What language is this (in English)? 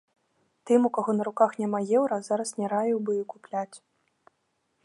Belarusian